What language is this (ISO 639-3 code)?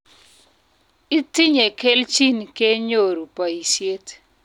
kln